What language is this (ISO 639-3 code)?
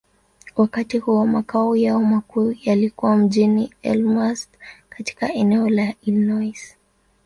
swa